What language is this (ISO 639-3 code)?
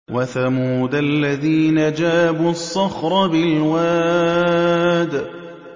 ara